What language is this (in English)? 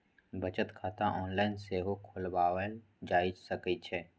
Magahi